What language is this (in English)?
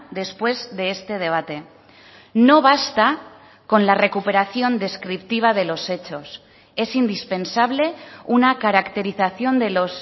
Spanish